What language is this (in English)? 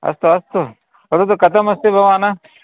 Sanskrit